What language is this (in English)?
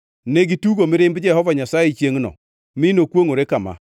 Luo (Kenya and Tanzania)